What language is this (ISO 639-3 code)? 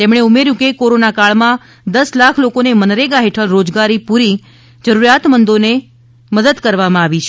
guj